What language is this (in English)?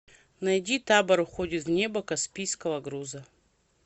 Russian